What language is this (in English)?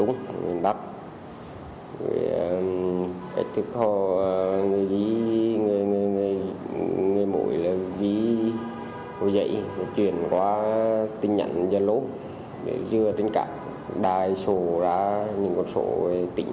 Vietnamese